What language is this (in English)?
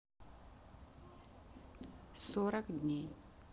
Russian